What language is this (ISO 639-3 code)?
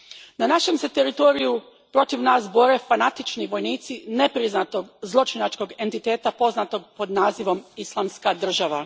hrv